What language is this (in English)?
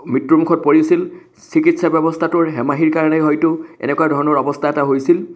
Assamese